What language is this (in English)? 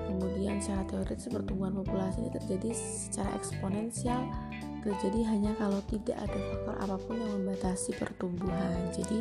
Indonesian